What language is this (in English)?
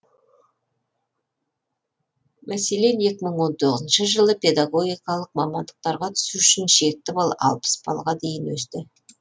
Kazakh